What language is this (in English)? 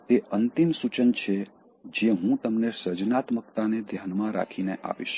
Gujarati